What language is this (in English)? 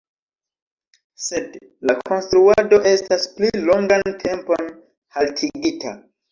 Esperanto